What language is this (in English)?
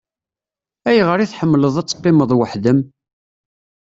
Kabyle